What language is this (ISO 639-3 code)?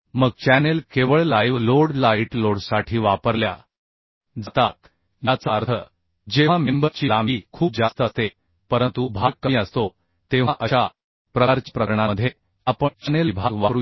mar